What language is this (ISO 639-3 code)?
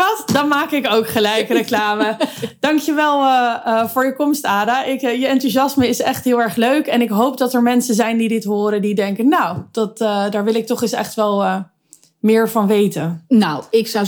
nld